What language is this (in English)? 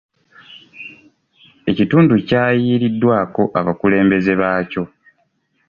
Ganda